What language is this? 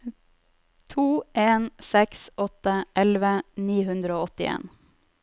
Norwegian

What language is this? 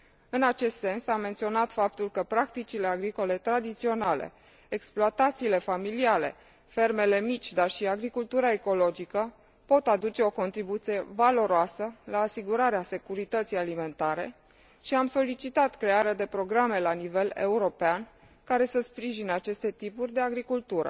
Romanian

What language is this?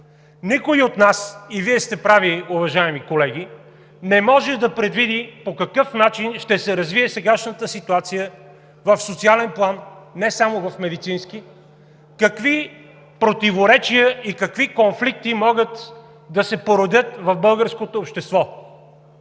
Bulgarian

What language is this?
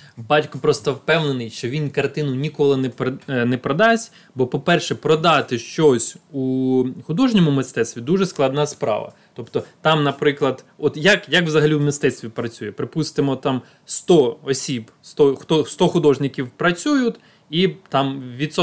Ukrainian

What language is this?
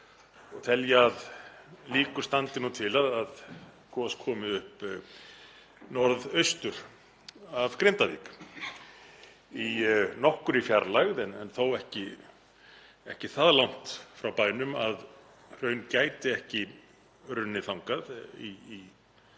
Icelandic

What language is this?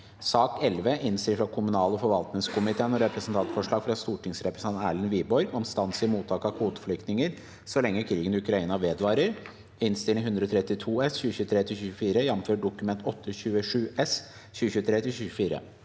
Norwegian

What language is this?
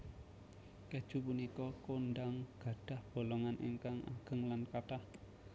Javanese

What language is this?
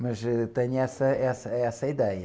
Portuguese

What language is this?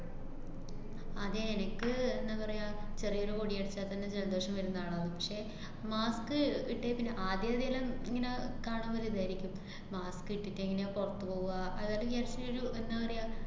Malayalam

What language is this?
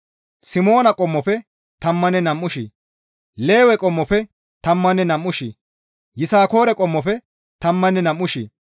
Gamo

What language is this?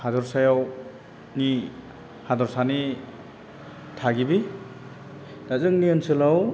Bodo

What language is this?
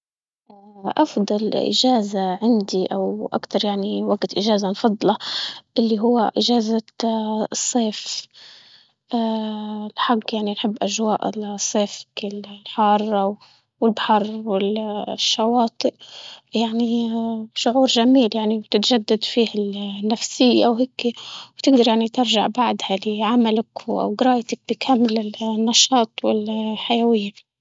Libyan Arabic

